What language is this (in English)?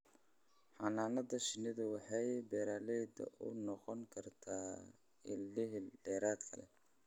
Somali